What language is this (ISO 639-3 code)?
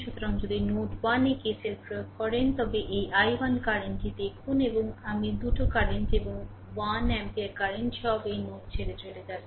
ben